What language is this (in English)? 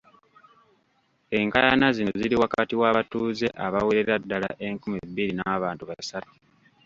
Ganda